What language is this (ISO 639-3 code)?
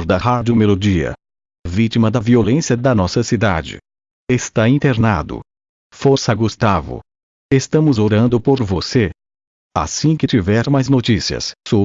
por